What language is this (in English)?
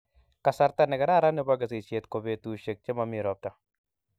Kalenjin